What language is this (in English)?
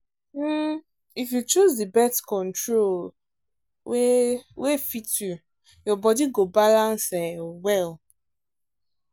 Nigerian Pidgin